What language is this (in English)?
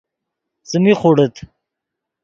Yidgha